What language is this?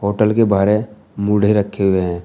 Hindi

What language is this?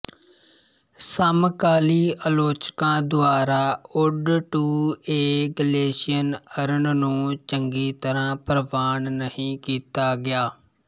Punjabi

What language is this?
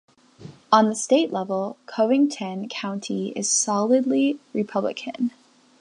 English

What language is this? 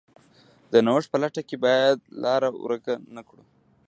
Pashto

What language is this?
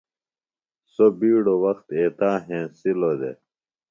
Phalura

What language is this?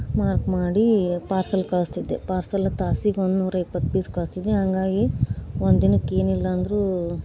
Kannada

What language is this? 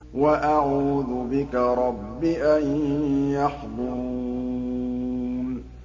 Arabic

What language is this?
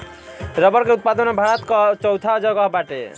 Bhojpuri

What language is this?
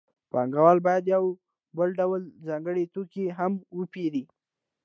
Pashto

